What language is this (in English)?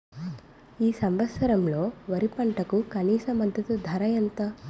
Telugu